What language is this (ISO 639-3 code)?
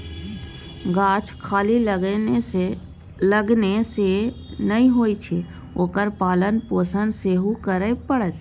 mai